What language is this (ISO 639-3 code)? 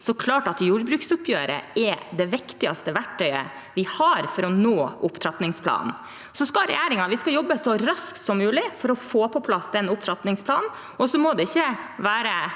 nor